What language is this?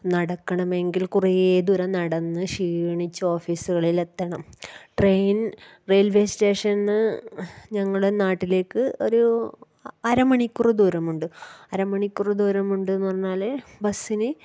Malayalam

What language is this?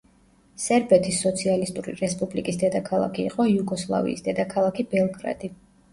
Georgian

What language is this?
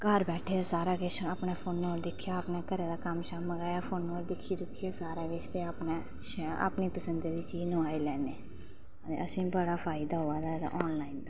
Dogri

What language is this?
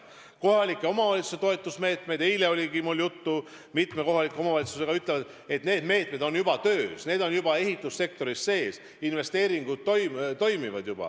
Estonian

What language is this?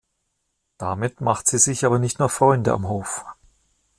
German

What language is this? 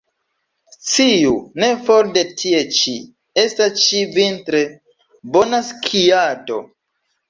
Esperanto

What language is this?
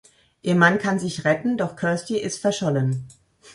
German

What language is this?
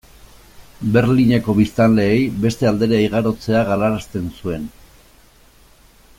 Basque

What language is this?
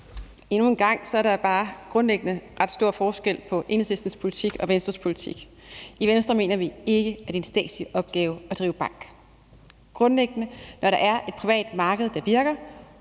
Danish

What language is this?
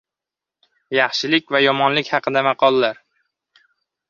Uzbek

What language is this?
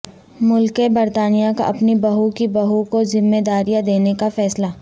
Urdu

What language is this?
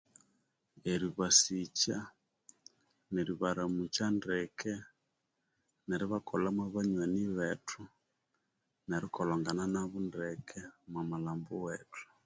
Konzo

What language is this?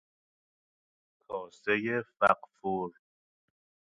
Persian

